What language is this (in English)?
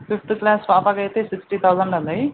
Telugu